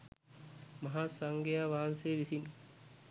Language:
Sinhala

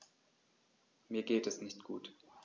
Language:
German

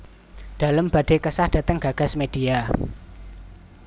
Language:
Javanese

